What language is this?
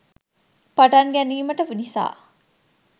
Sinhala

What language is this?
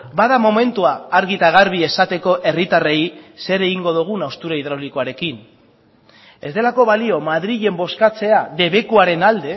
Basque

